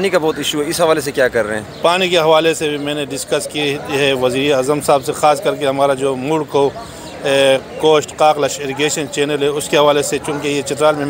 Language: Romanian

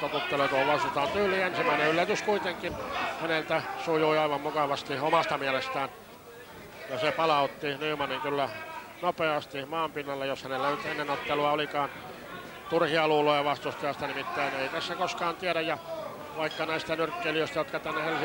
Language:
Finnish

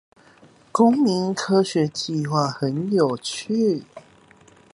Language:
Chinese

